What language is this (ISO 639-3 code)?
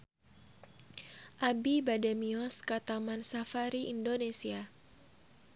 sun